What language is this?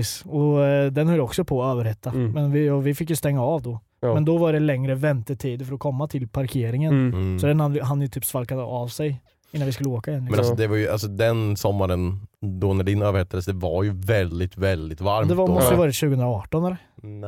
Swedish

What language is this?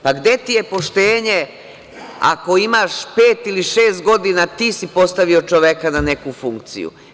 Serbian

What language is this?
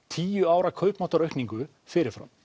Icelandic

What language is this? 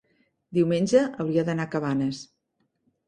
Catalan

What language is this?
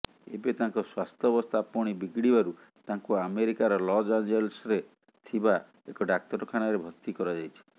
Odia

